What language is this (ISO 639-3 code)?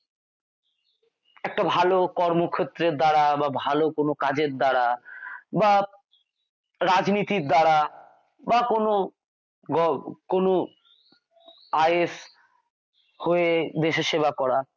ben